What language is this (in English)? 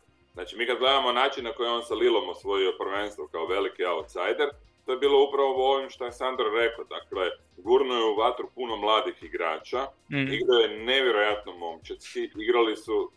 Croatian